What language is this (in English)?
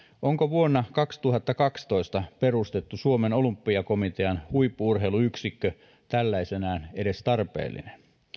Finnish